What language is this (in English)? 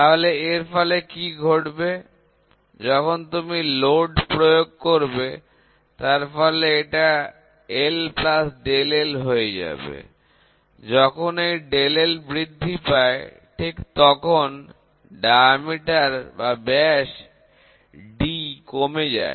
Bangla